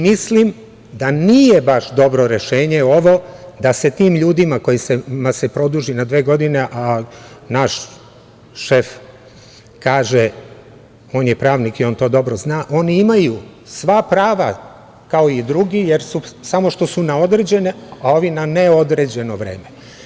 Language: Serbian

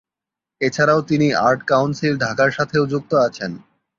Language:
Bangla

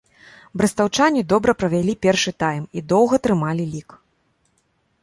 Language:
Belarusian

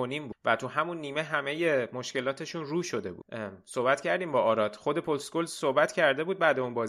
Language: Persian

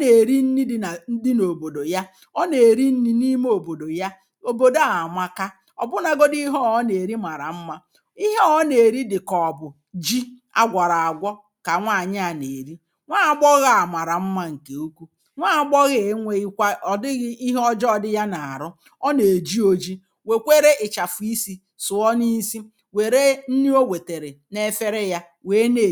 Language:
Igbo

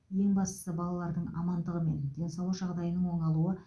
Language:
Kazakh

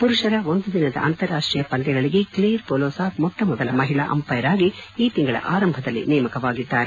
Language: Kannada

